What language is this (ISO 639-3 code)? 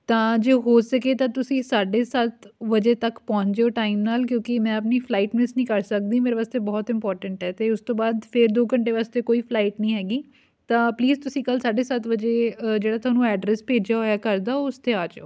pan